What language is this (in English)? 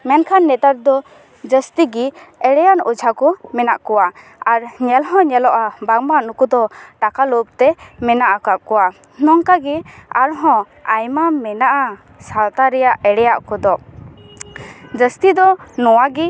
Santali